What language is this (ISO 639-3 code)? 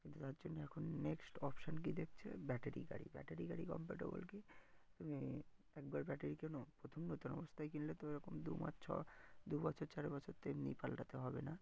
ben